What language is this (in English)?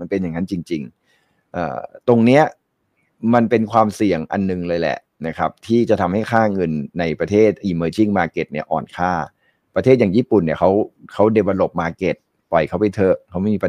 Thai